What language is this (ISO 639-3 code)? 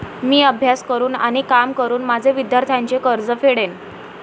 mar